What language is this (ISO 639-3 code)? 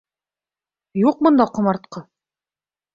bak